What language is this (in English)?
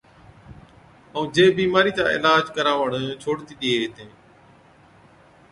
Od